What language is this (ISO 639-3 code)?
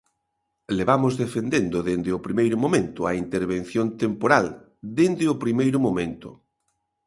glg